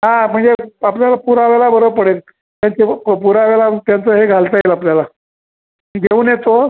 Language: Marathi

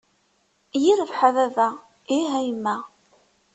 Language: Kabyle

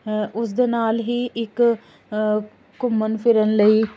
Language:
Punjabi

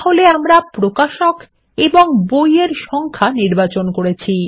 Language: Bangla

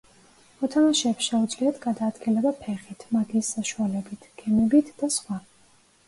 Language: Georgian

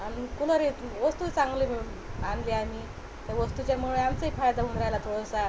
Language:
Marathi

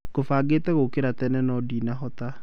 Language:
Kikuyu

